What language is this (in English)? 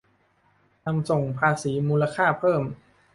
Thai